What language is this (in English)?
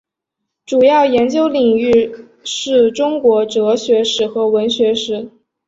Chinese